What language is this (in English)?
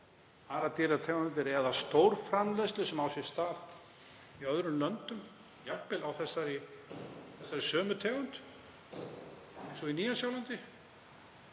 Icelandic